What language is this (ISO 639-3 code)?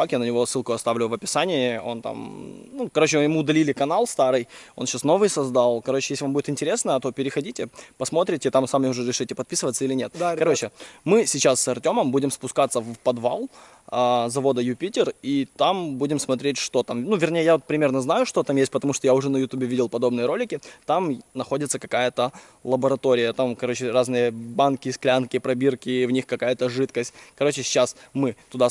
rus